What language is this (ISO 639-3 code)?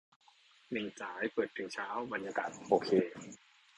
tha